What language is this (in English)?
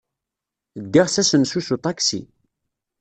Kabyle